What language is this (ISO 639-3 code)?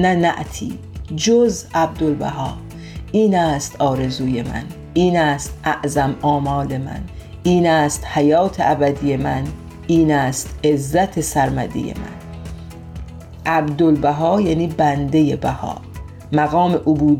fas